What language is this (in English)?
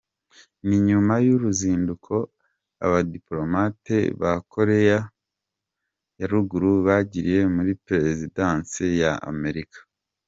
Kinyarwanda